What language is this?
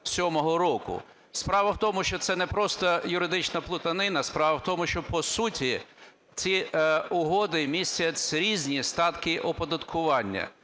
Ukrainian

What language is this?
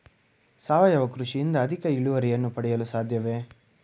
Kannada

